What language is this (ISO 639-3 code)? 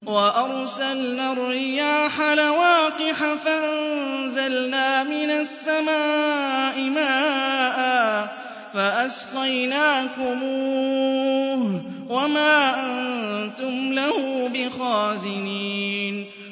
ara